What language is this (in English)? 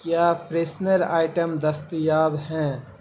Urdu